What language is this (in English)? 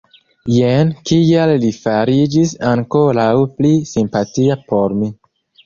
Esperanto